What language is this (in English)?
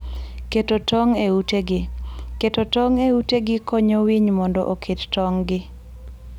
Luo (Kenya and Tanzania)